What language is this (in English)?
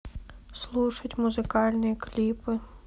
Russian